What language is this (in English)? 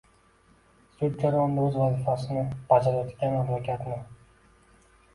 Uzbek